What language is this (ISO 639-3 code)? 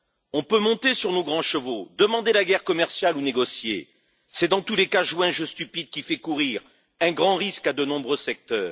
fra